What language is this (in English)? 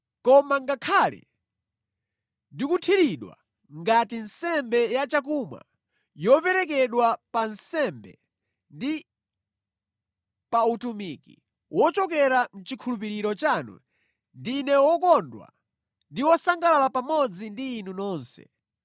Nyanja